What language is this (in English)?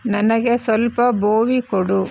Kannada